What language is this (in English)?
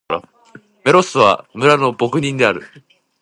Japanese